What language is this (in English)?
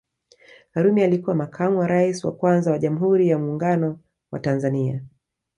Swahili